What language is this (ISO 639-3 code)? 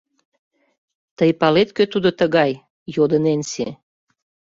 chm